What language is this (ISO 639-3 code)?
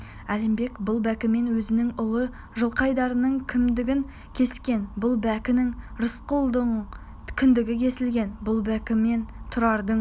kaz